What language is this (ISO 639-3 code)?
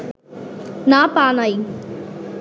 ben